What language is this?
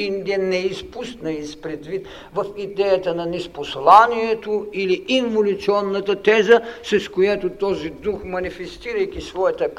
Bulgarian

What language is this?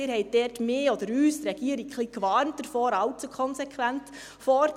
Swiss German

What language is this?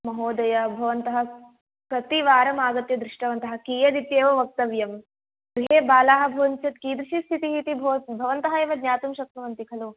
Sanskrit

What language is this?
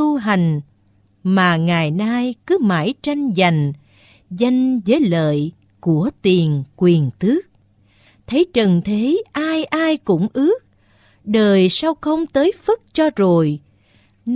Vietnamese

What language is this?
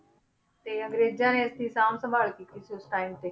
Punjabi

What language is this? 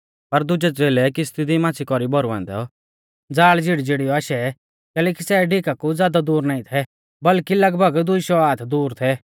Mahasu Pahari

